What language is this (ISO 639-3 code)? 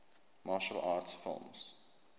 eng